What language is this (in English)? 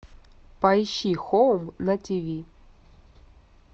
Russian